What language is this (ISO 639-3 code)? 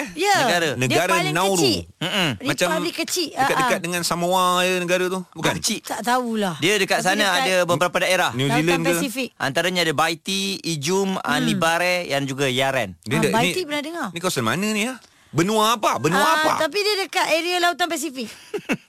msa